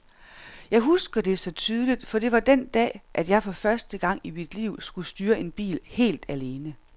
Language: Danish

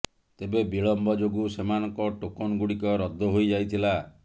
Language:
Odia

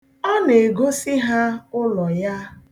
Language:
Igbo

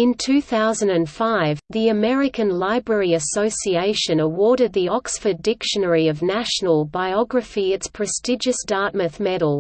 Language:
English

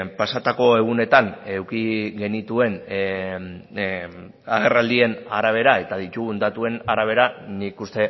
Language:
Basque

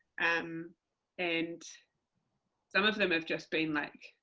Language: English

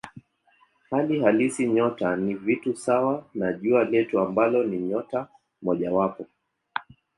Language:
Swahili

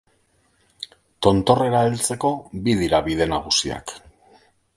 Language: Basque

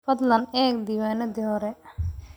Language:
Somali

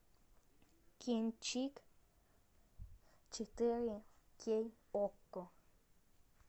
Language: Russian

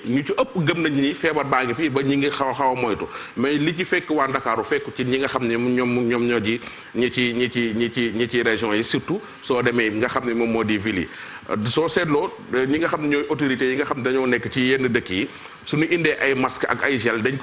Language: Dutch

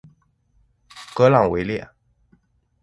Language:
Chinese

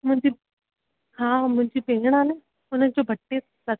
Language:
Sindhi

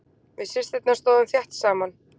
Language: Icelandic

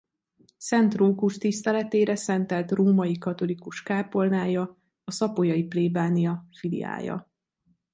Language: Hungarian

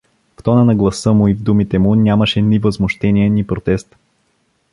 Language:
Bulgarian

